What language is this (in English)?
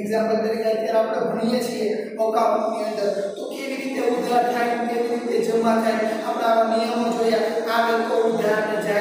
Portuguese